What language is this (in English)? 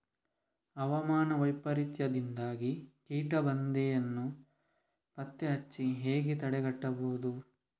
Kannada